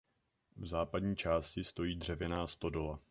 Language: Czech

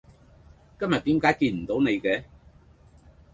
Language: Cantonese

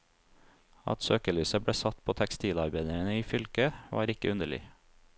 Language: Norwegian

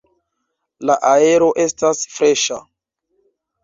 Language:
Esperanto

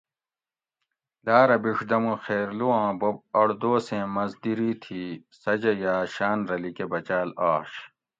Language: Gawri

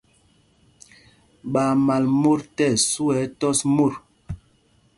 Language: Mpumpong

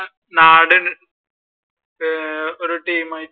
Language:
Malayalam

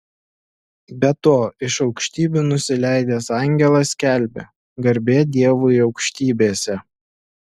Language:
Lithuanian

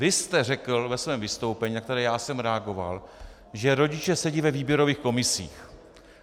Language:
Czech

